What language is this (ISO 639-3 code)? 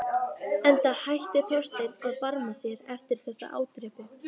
isl